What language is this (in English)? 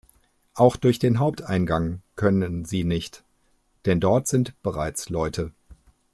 German